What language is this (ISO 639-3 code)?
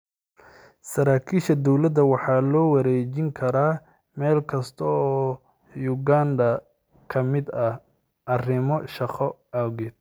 som